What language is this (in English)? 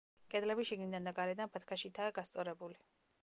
Georgian